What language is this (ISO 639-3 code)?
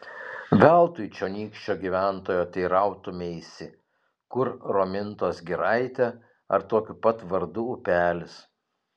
lit